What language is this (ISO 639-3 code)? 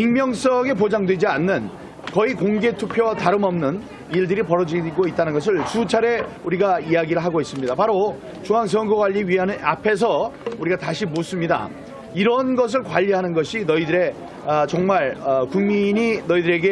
kor